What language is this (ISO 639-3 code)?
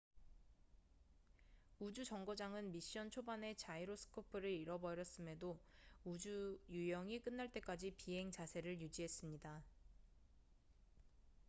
kor